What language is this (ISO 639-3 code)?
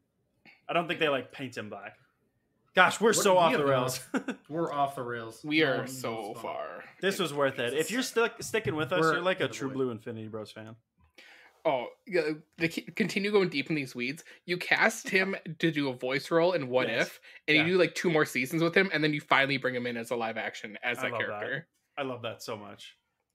eng